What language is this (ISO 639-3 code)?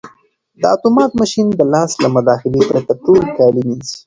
pus